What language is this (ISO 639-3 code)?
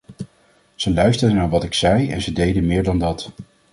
nld